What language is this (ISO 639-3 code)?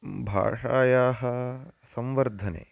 san